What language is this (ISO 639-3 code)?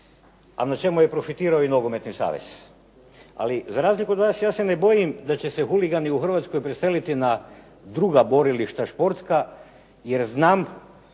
hrv